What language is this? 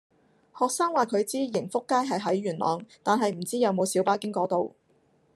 Cantonese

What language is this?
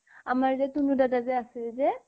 Assamese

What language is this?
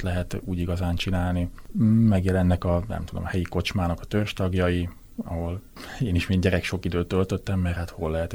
Hungarian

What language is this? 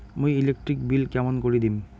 Bangla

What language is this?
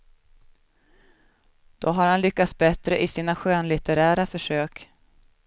Swedish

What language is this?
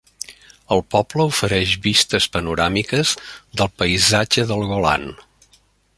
Catalan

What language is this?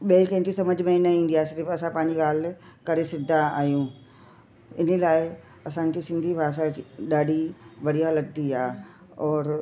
Sindhi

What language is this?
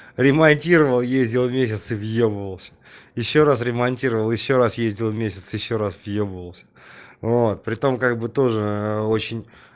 Russian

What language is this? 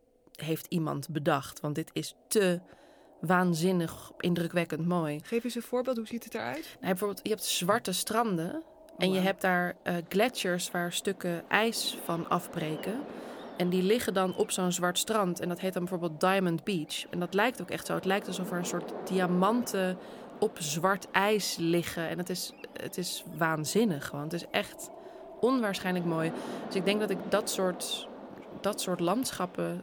Dutch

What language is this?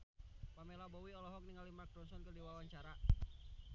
Sundanese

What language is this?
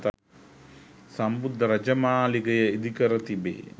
Sinhala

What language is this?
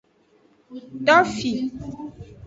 Aja (Benin)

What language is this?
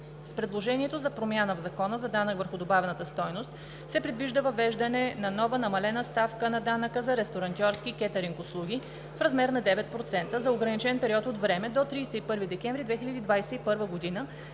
Bulgarian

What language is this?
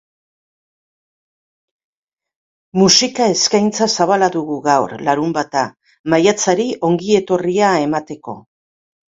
Basque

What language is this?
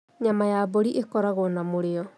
Kikuyu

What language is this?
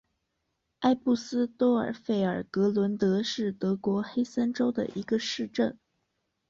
Chinese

